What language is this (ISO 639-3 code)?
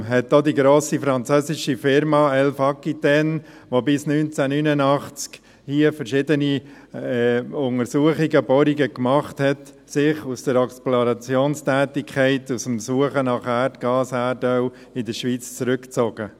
gsw